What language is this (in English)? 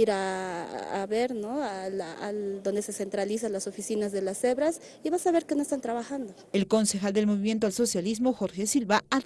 Spanish